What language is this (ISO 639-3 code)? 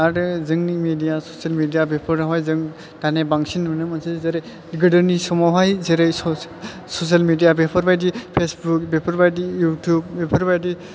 brx